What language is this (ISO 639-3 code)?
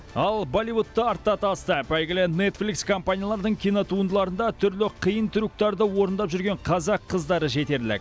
kaz